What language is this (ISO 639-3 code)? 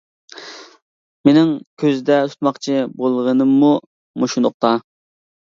uig